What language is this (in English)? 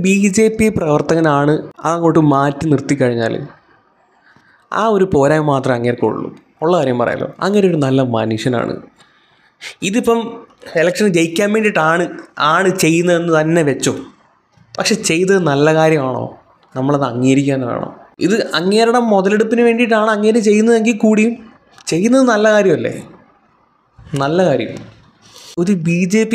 Arabic